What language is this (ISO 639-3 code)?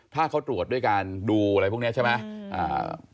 tha